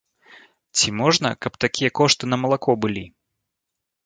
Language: Belarusian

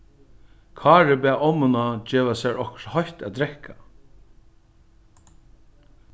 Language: Faroese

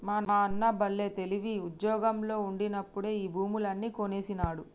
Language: Telugu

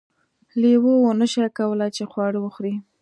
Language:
Pashto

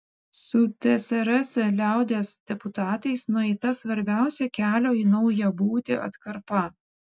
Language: Lithuanian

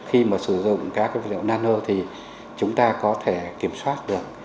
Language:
Vietnamese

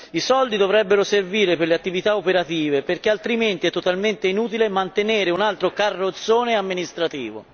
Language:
Italian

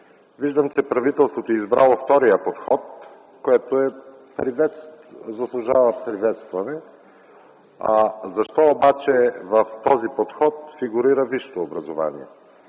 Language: Bulgarian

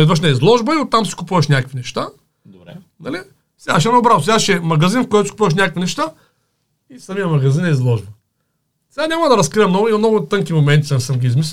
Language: Bulgarian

